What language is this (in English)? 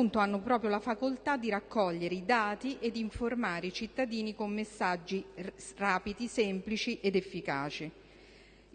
Italian